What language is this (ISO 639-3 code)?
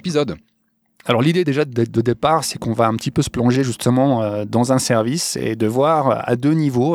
fra